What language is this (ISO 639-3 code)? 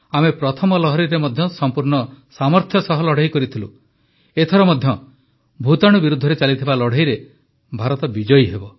ori